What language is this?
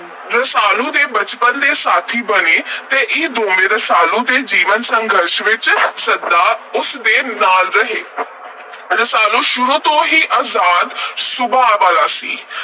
Punjabi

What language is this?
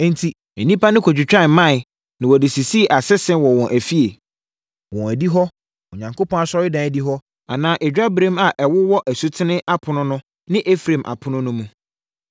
Akan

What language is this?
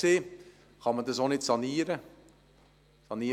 Swiss German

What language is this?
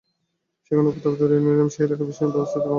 Bangla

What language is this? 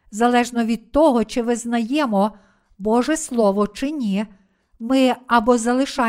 Ukrainian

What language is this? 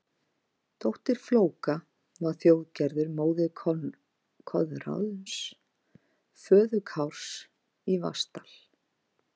Icelandic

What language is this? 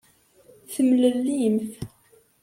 Kabyle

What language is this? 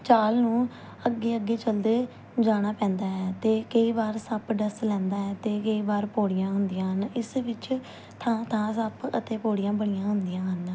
Punjabi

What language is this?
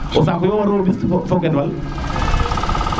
Serer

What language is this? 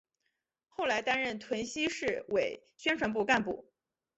Chinese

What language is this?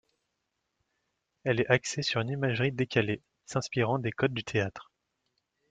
French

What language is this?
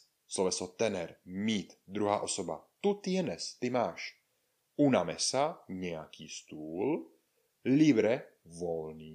Czech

